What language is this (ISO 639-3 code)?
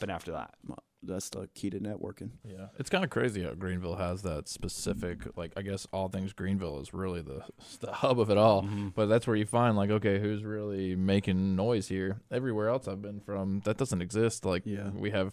eng